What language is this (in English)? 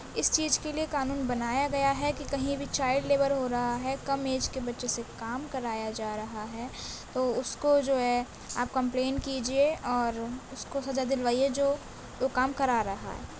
Urdu